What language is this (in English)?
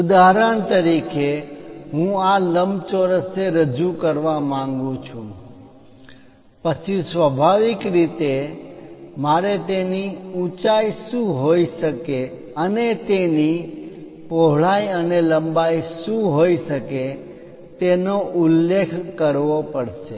Gujarati